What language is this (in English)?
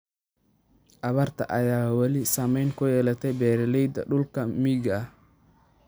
Somali